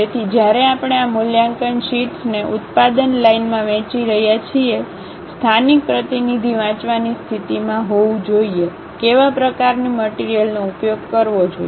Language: Gujarati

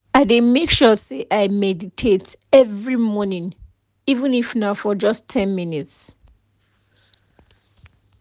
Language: Nigerian Pidgin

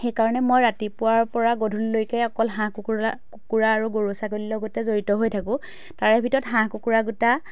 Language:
Assamese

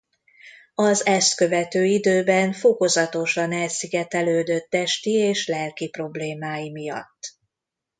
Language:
Hungarian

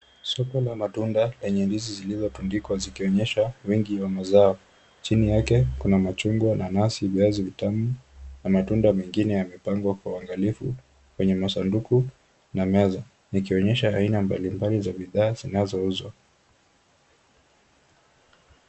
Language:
Swahili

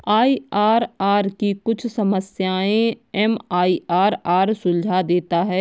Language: Hindi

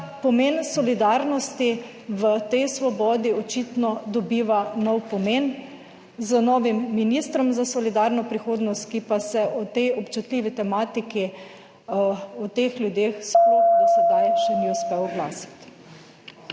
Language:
Slovenian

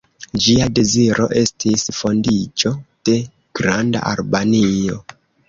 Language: Esperanto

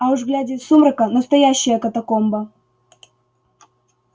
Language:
Russian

